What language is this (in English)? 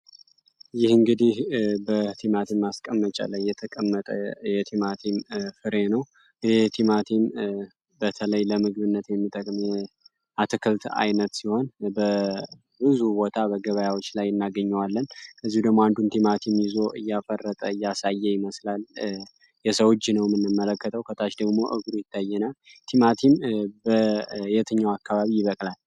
Amharic